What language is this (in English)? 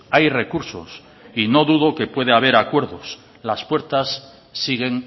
Spanish